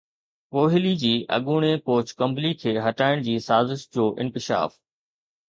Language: Sindhi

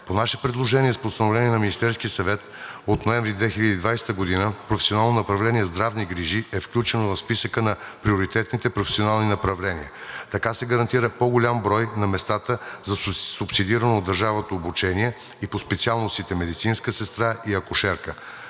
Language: Bulgarian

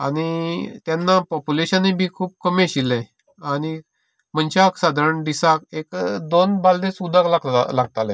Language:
Konkani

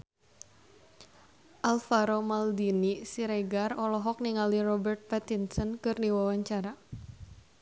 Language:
Sundanese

